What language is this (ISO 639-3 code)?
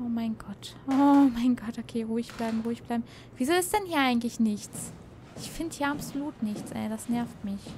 deu